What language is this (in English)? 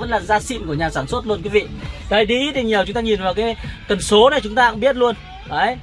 Vietnamese